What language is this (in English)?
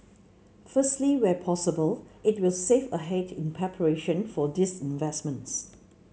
English